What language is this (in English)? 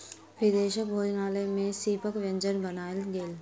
Maithili